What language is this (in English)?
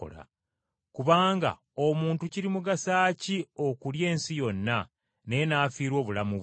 Ganda